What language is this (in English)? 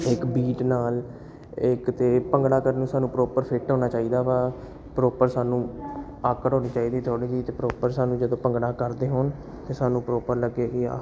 Punjabi